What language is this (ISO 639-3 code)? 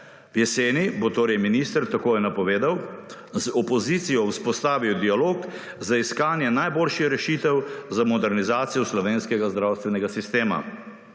slv